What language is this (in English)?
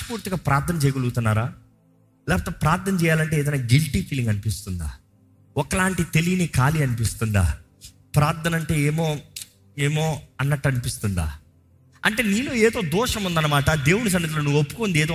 Telugu